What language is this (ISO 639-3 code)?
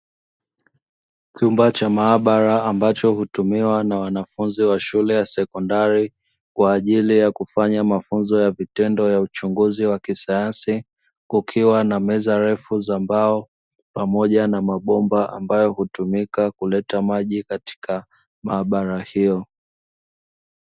swa